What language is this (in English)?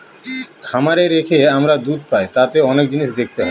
Bangla